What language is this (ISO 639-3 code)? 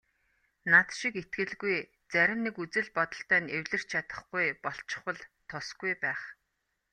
mon